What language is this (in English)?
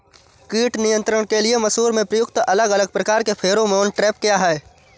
Hindi